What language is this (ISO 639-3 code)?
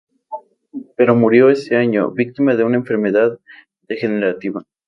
spa